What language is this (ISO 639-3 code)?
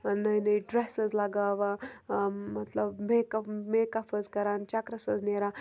kas